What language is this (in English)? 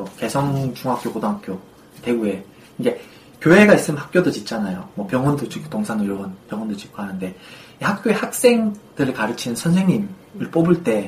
Korean